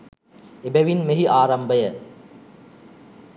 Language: Sinhala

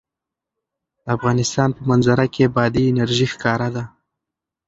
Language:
Pashto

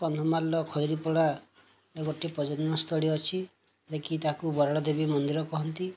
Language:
Odia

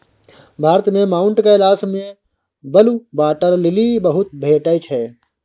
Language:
Maithili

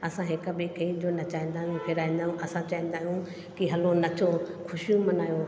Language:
Sindhi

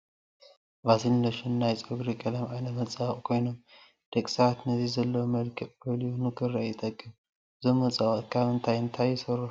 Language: Tigrinya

